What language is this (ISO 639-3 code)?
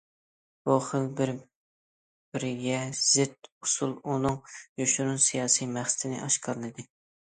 uig